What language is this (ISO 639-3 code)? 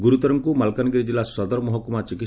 ori